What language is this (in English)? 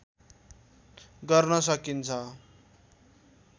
Nepali